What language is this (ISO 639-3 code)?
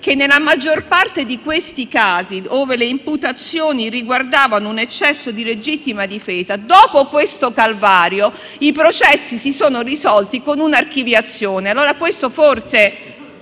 ita